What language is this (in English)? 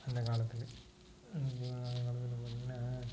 Tamil